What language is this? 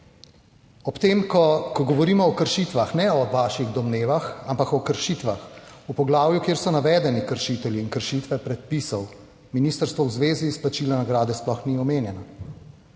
Slovenian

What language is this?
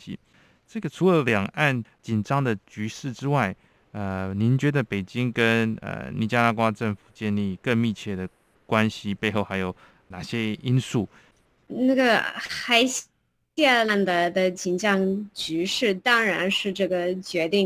Chinese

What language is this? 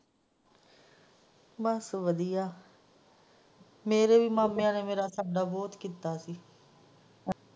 Punjabi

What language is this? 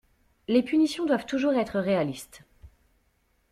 French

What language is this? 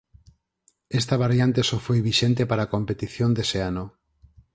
Galician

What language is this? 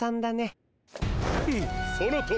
Japanese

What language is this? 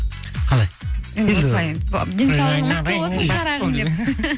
Kazakh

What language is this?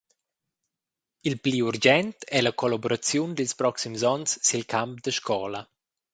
Romansh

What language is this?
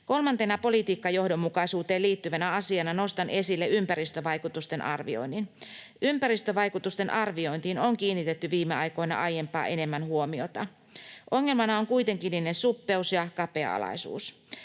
Finnish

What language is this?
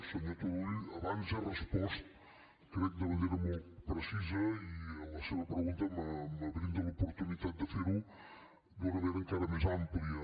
Catalan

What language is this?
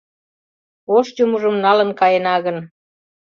Mari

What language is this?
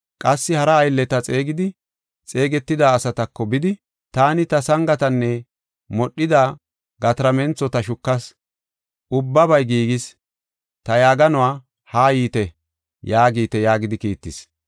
Gofa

